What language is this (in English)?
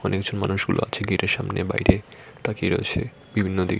Bangla